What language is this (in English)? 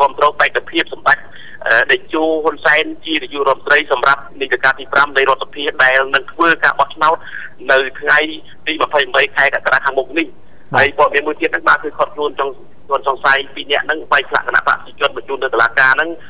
Thai